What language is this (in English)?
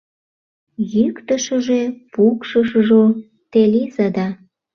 Mari